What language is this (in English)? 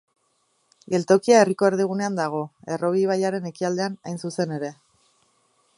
Basque